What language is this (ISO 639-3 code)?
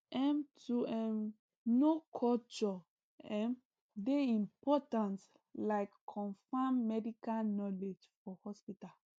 pcm